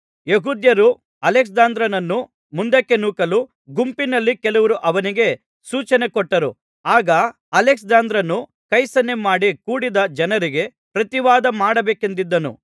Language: Kannada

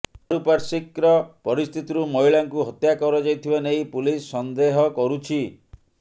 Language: Odia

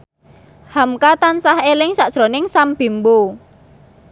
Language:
Javanese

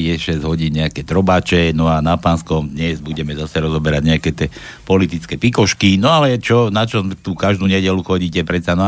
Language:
Slovak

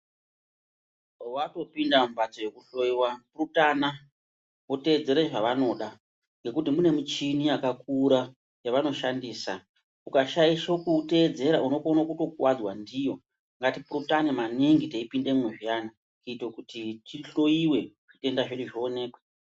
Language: Ndau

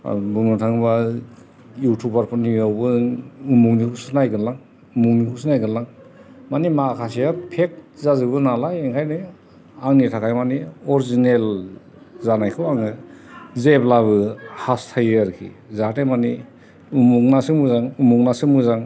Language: Bodo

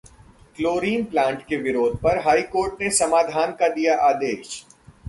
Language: Hindi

